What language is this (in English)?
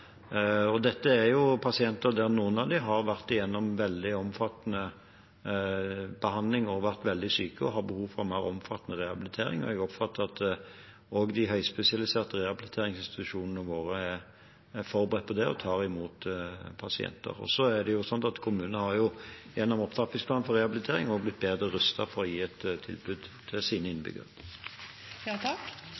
Norwegian Bokmål